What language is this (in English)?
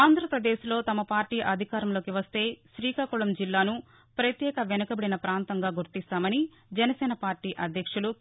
Telugu